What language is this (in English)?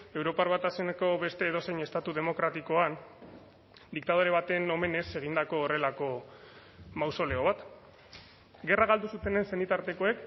Basque